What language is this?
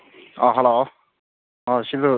Manipuri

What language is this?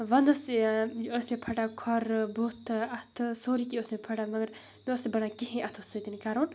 Kashmiri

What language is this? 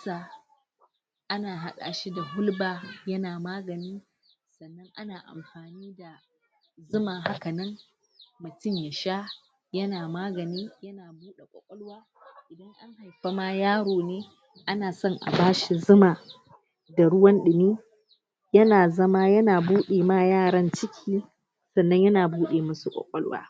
Hausa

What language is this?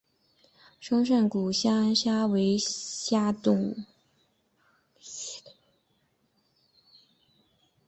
Chinese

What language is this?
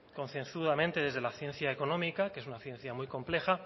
Spanish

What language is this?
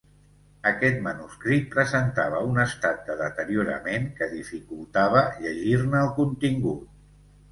Catalan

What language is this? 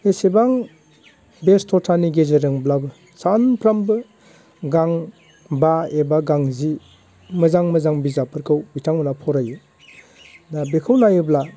Bodo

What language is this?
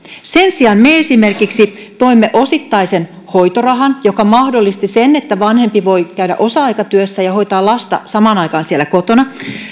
Finnish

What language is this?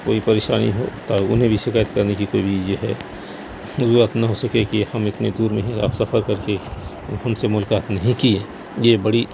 Urdu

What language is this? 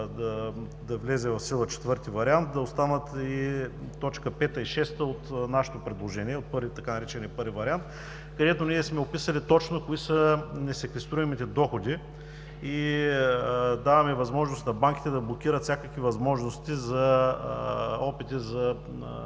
Bulgarian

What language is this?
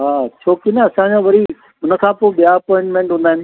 Sindhi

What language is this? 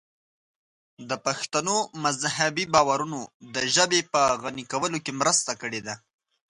Pashto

